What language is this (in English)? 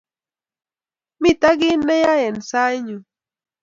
Kalenjin